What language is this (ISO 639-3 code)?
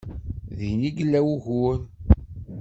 kab